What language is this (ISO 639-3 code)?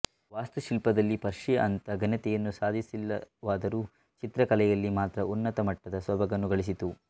kan